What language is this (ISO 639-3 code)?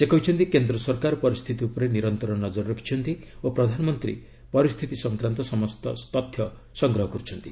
ori